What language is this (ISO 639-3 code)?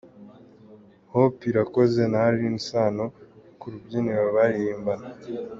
kin